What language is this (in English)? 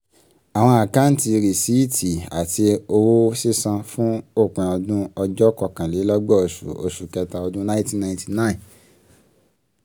Yoruba